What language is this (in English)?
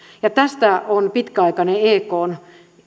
Finnish